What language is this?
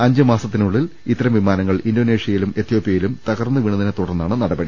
Malayalam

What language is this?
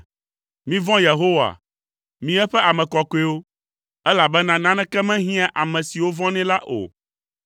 Ewe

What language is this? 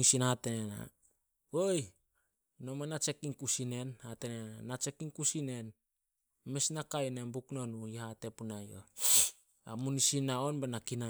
Solos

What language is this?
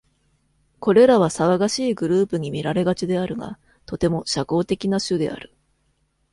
Japanese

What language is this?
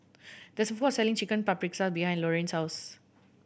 English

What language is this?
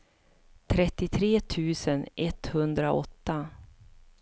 Swedish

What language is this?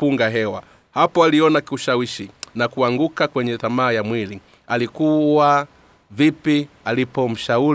Swahili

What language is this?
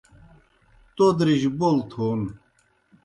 Kohistani Shina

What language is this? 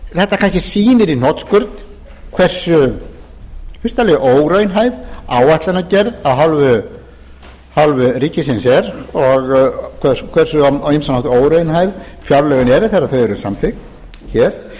Icelandic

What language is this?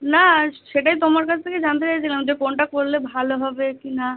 Bangla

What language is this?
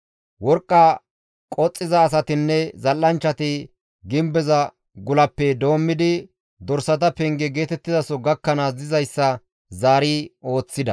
Gamo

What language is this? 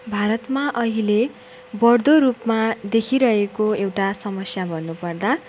Nepali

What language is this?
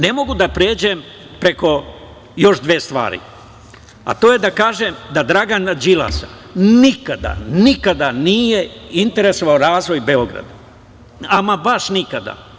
Serbian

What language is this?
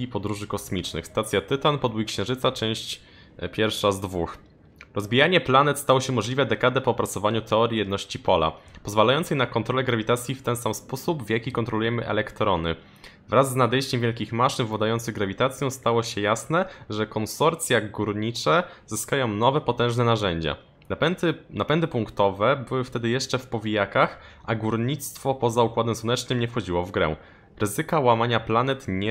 Polish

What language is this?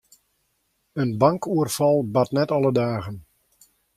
Western Frisian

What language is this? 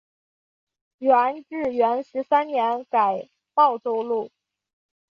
Chinese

